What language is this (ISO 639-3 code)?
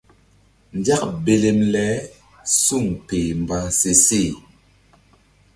mdd